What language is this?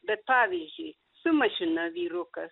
Lithuanian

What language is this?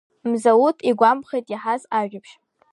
Abkhazian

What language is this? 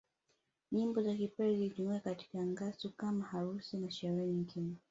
Swahili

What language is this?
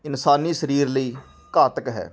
Punjabi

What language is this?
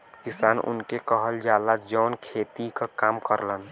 Bhojpuri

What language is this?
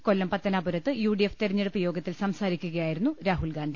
Malayalam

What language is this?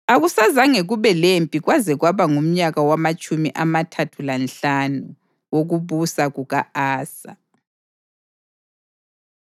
North Ndebele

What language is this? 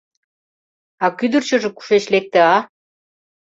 Mari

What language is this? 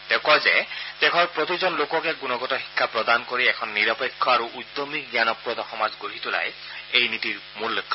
Assamese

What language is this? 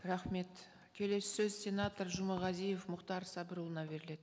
Kazakh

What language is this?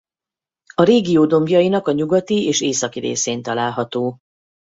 Hungarian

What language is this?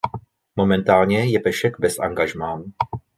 Czech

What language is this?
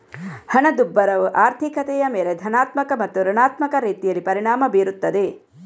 Kannada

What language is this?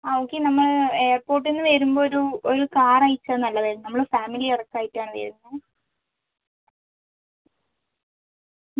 Malayalam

